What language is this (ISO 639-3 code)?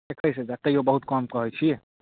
mai